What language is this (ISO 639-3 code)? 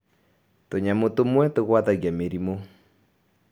kik